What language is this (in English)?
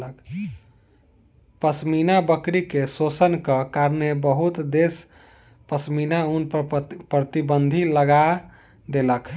Maithili